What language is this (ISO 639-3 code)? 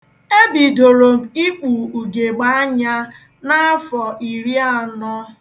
ibo